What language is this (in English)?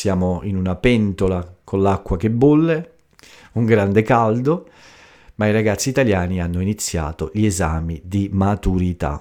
Italian